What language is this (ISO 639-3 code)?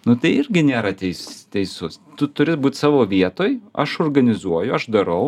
lit